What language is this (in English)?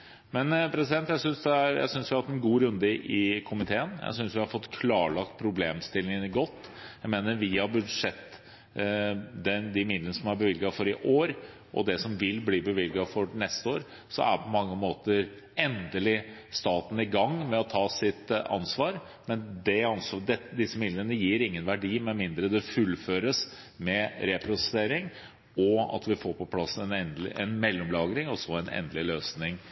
Norwegian Bokmål